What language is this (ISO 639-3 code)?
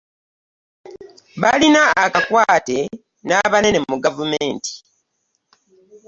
lug